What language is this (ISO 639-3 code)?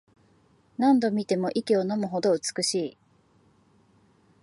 jpn